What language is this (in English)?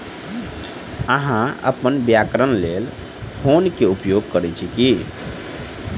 Maithili